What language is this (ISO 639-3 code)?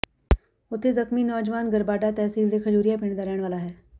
pan